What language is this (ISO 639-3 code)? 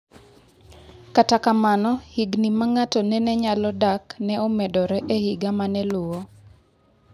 luo